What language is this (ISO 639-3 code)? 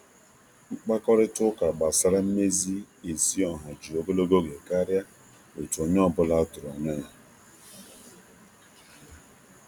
ibo